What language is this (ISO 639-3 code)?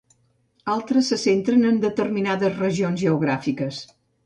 cat